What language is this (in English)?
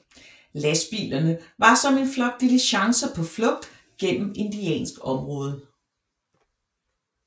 Danish